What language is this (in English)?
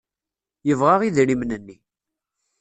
Kabyle